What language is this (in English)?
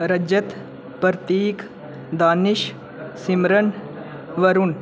Dogri